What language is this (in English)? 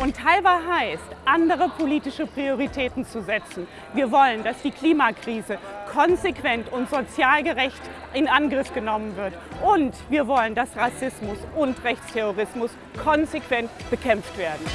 German